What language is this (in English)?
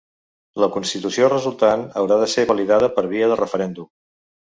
Catalan